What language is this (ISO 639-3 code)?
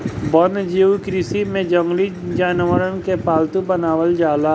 bho